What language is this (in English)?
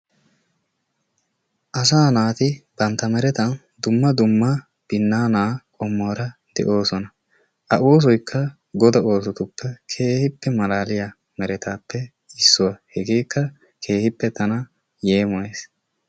Wolaytta